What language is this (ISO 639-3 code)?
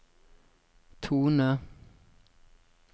nor